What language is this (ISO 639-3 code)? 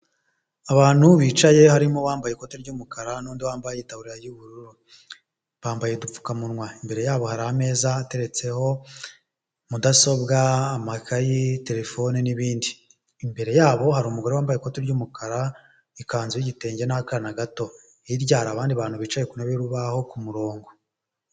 kin